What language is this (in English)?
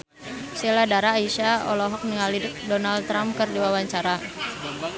Sundanese